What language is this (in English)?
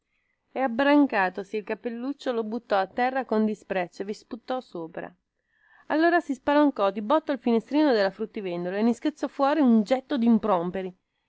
Italian